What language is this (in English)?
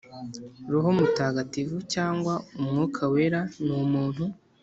Kinyarwanda